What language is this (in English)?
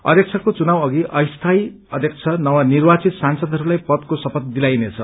Nepali